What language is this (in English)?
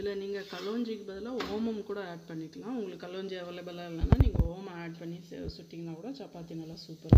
Hindi